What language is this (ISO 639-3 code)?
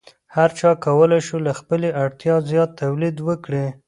pus